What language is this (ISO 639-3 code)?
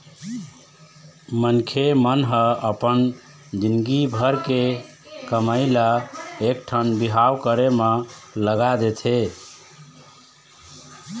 hne